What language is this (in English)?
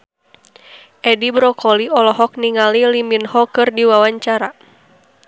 Sundanese